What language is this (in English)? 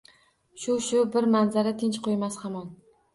Uzbek